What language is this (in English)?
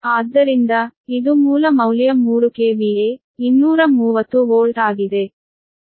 Kannada